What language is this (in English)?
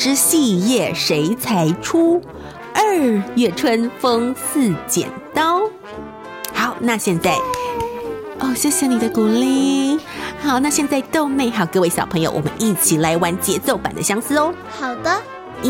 Chinese